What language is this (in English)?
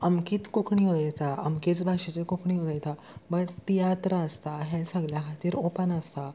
Konkani